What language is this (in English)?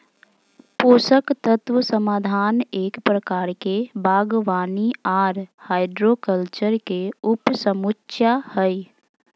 Magahi